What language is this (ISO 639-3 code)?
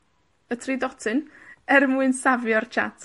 cym